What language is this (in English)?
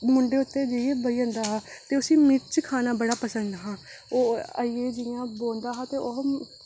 Dogri